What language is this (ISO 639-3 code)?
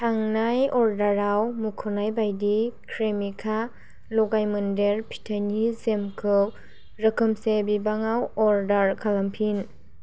brx